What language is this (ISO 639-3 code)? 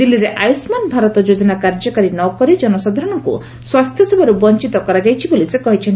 ori